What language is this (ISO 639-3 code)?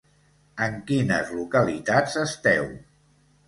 cat